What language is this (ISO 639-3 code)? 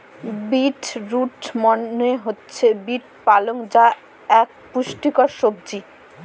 ben